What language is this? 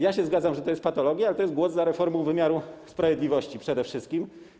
Polish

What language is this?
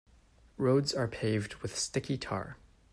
English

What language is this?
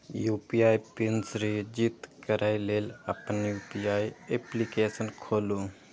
Maithili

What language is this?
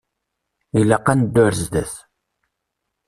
Kabyle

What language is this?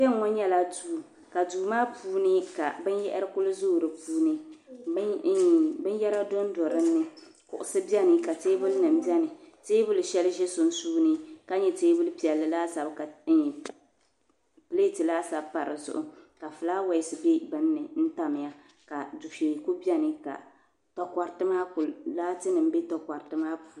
Dagbani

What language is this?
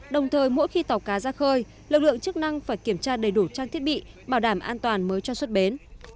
Vietnamese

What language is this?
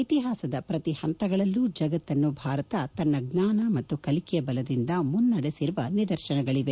Kannada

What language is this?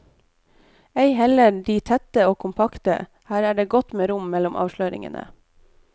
Norwegian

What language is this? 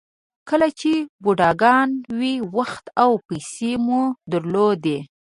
Pashto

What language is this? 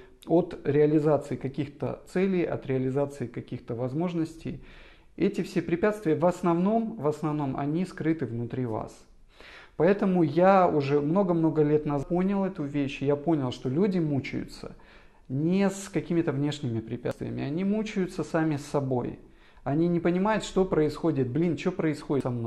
Russian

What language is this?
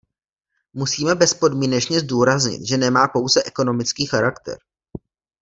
Czech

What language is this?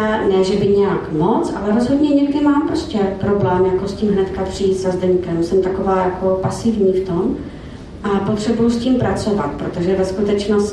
Czech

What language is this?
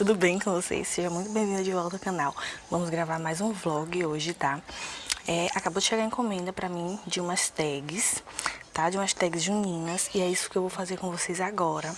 Portuguese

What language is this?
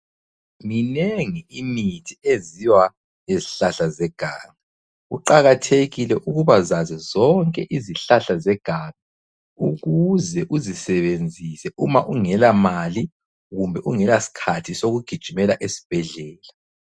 North Ndebele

